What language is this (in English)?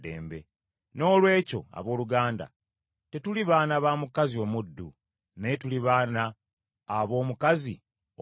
Ganda